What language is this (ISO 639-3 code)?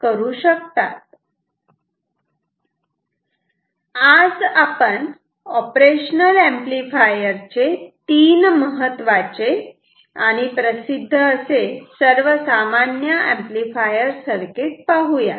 mar